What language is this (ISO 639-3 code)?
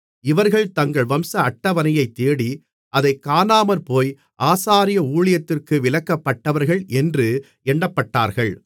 tam